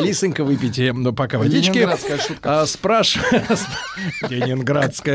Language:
Russian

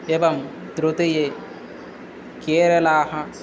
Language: Sanskrit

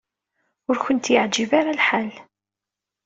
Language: Kabyle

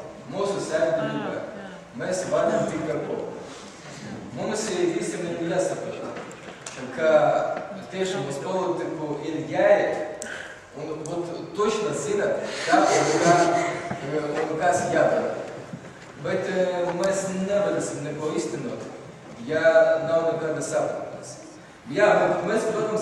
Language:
Ukrainian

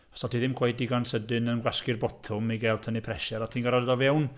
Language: Welsh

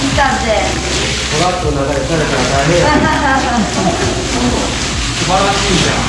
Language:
Japanese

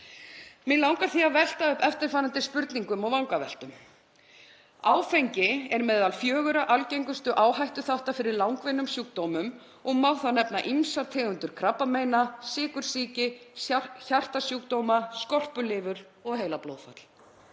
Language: Icelandic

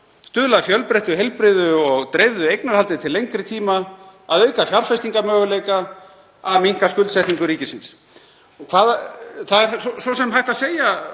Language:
Icelandic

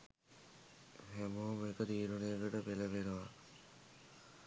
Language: Sinhala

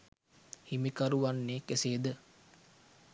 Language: Sinhala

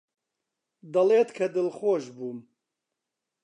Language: Central Kurdish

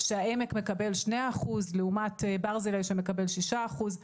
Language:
Hebrew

